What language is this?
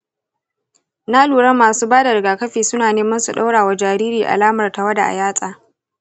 Hausa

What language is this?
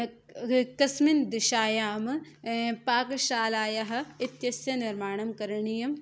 Sanskrit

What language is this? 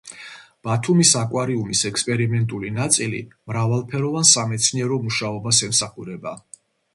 Georgian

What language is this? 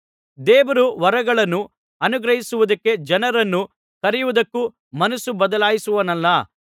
Kannada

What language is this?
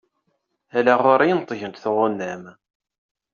Kabyle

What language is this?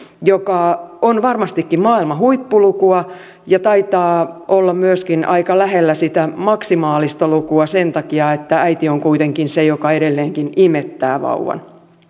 Finnish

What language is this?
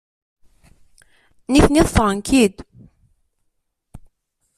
Kabyle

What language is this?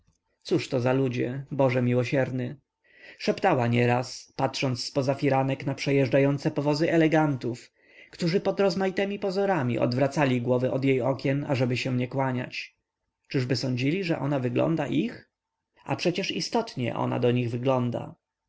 Polish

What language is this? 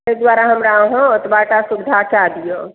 Maithili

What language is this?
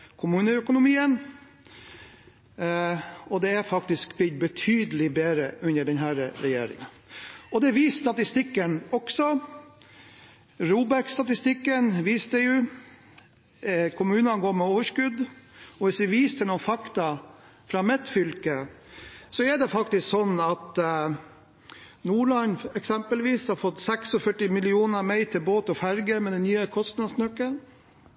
Norwegian Bokmål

